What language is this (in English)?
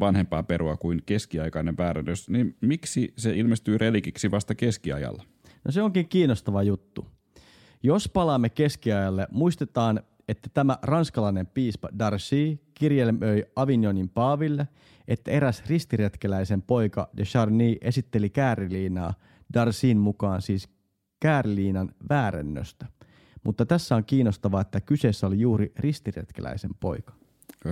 Finnish